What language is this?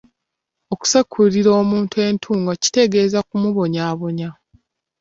Ganda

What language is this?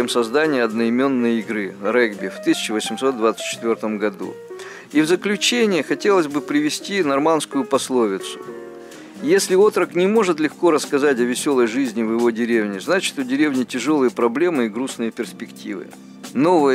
Russian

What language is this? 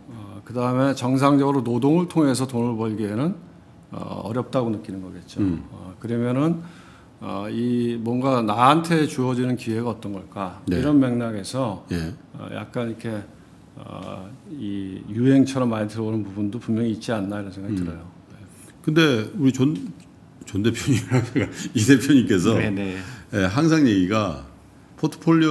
Korean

